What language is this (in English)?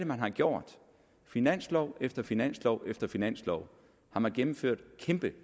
Danish